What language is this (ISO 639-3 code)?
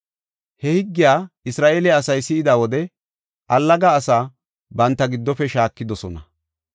gof